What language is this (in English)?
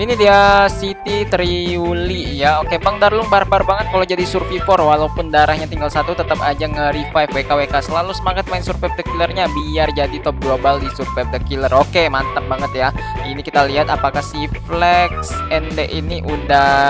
Indonesian